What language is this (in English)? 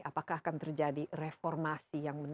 Indonesian